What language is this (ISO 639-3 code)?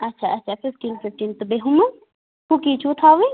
kas